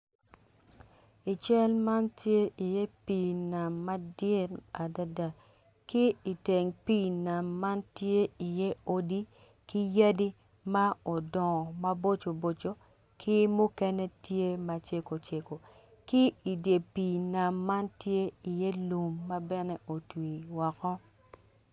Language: Acoli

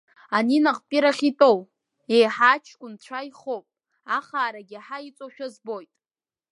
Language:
Abkhazian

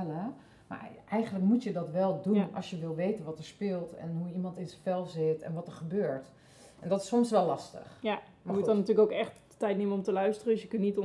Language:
Dutch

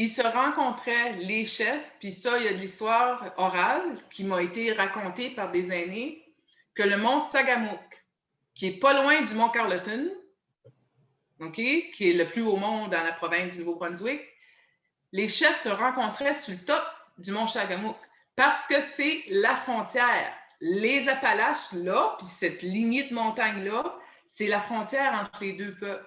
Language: French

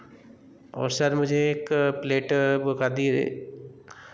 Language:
Hindi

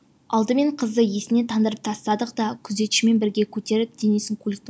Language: Kazakh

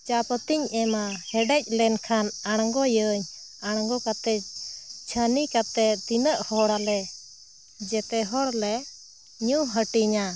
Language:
Santali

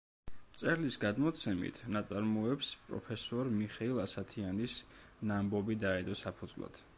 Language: Georgian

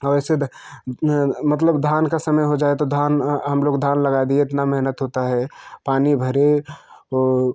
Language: Hindi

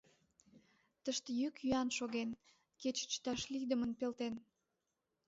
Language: Mari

